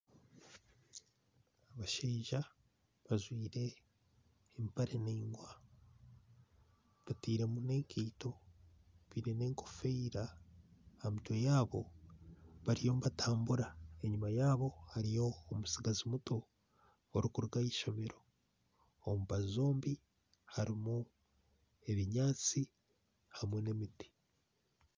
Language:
Nyankole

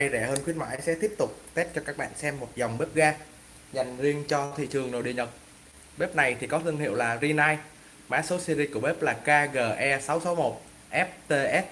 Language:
Vietnamese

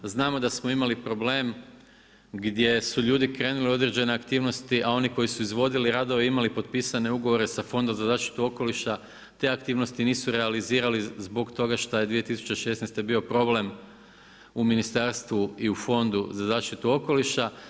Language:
Croatian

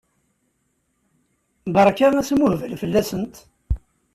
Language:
Kabyle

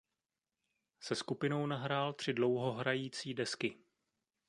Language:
Czech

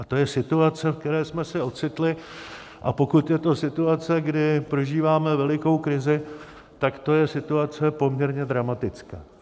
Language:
Czech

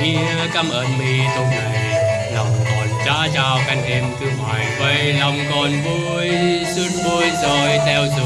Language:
Vietnamese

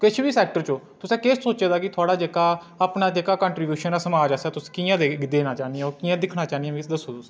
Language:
Dogri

